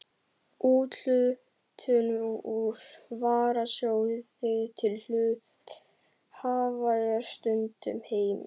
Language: Icelandic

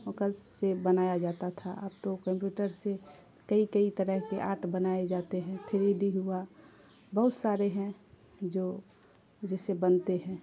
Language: Urdu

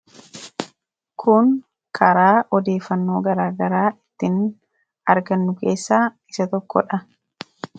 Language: Oromo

